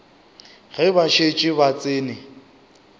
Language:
Northern Sotho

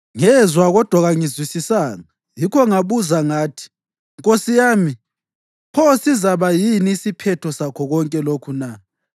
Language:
North Ndebele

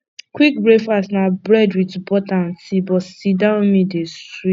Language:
Nigerian Pidgin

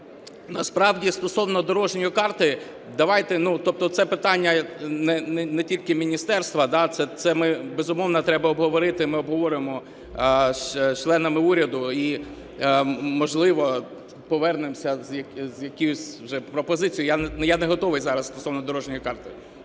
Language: Ukrainian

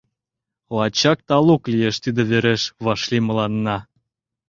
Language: Mari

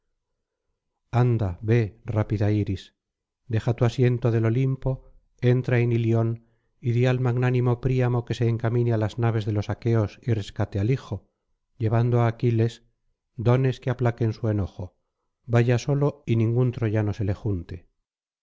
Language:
Spanish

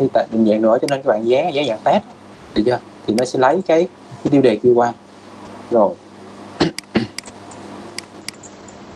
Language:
Vietnamese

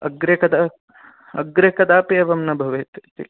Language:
Sanskrit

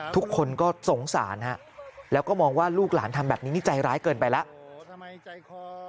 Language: Thai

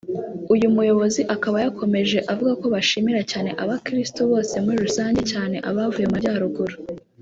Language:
Kinyarwanda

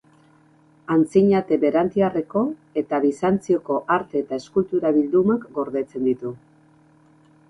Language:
Basque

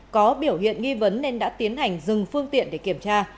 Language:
Vietnamese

